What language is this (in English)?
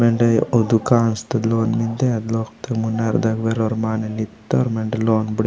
Gondi